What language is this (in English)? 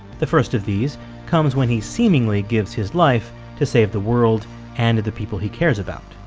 English